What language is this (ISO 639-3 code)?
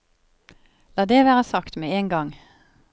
nor